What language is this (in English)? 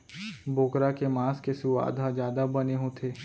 Chhattisgarhi